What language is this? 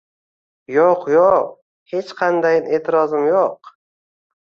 Uzbek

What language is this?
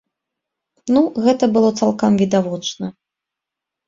Belarusian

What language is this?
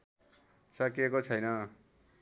Nepali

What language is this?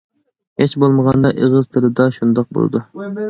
Uyghur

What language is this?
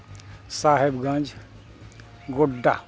Santali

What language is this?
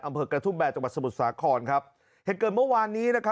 Thai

